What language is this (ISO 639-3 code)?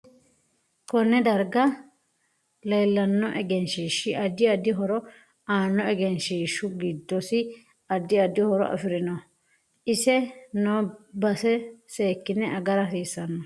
sid